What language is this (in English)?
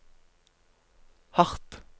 Norwegian